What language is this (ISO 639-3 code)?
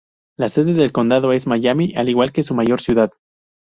spa